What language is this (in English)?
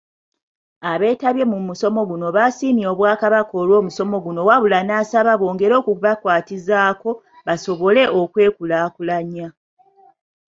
Ganda